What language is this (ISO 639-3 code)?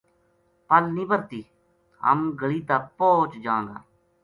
gju